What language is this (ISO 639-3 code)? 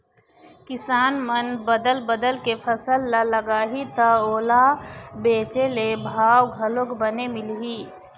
hne